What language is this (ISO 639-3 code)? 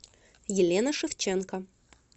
rus